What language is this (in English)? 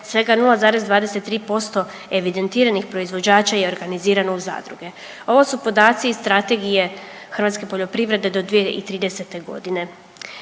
Croatian